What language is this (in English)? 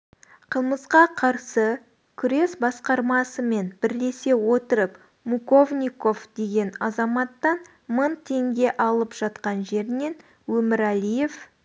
Kazakh